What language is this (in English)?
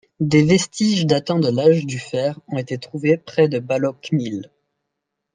French